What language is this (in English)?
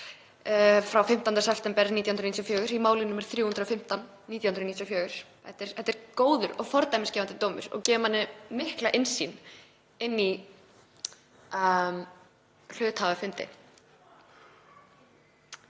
Icelandic